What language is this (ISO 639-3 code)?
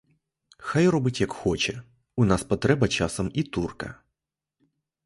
ukr